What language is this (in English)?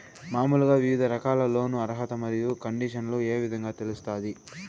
Telugu